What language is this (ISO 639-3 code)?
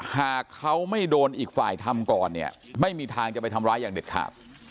tha